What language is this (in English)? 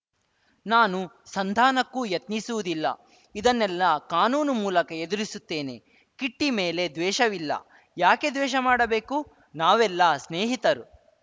Kannada